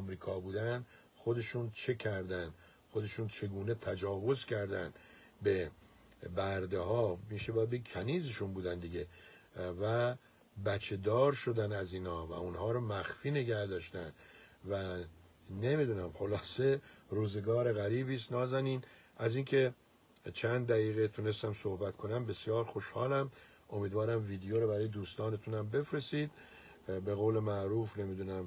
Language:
Persian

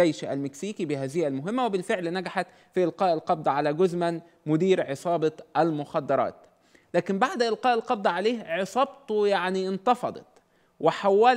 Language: Arabic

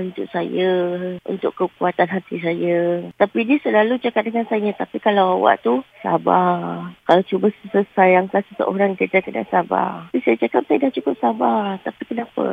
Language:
Malay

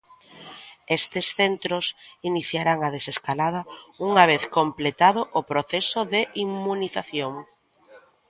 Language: Galician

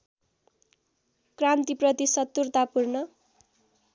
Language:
Nepali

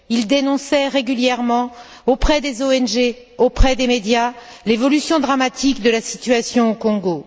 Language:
French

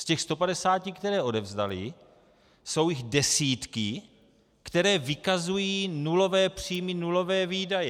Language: Czech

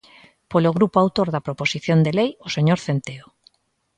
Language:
Galician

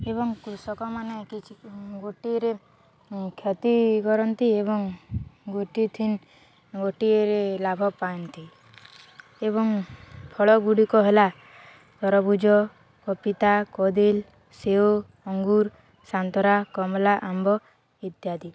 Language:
Odia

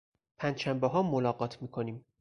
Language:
Persian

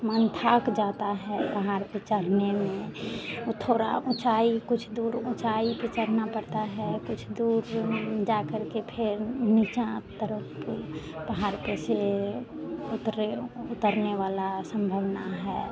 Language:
Hindi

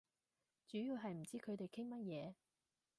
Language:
Cantonese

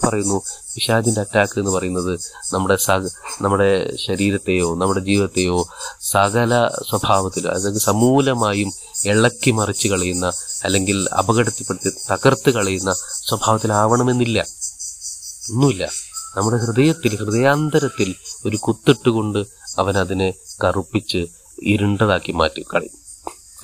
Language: Malayalam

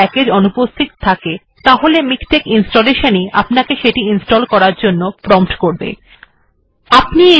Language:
Bangla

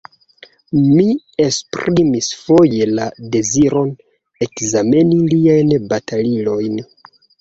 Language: Esperanto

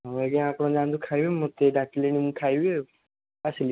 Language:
Odia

